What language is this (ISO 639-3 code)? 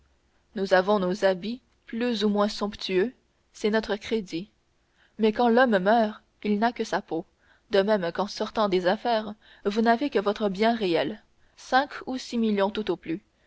fra